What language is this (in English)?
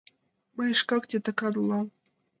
Mari